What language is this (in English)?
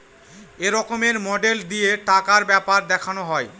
Bangla